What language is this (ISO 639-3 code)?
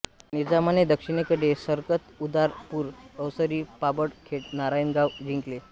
mar